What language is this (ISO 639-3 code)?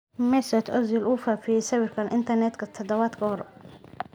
som